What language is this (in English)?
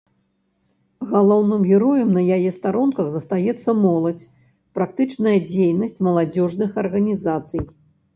Belarusian